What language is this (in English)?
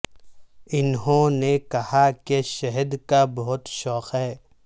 Urdu